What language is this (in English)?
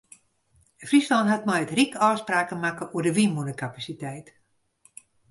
Western Frisian